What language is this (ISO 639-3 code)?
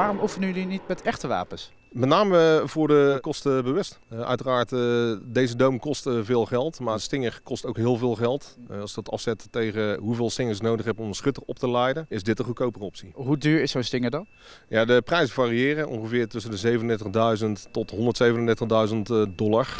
nld